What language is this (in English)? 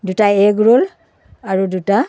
Assamese